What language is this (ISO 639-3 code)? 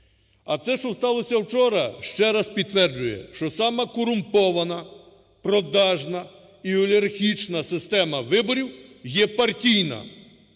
ukr